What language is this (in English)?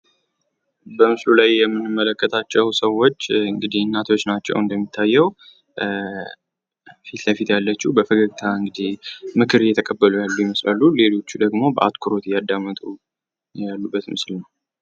Amharic